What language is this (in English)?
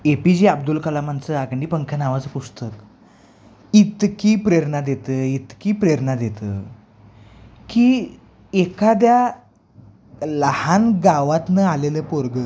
Marathi